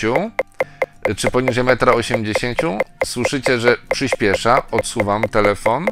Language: Polish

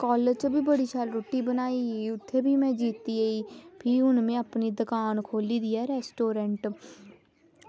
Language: Dogri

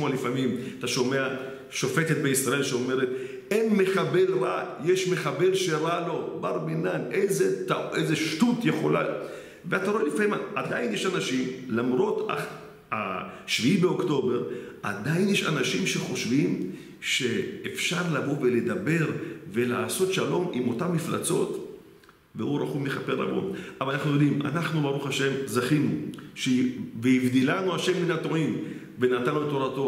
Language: Hebrew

